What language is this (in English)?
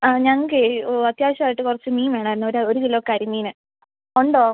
Malayalam